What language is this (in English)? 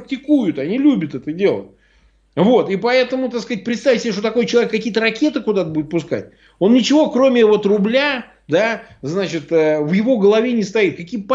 Russian